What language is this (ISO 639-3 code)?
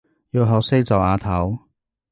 yue